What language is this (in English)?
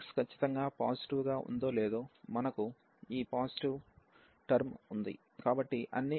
Telugu